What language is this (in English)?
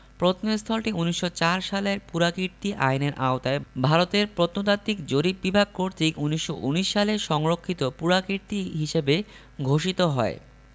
Bangla